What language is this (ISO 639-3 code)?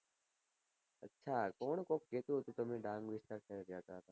guj